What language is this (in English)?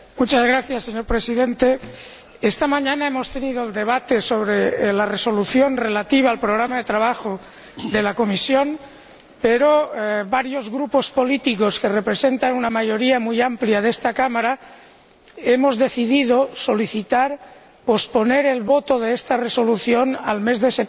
Spanish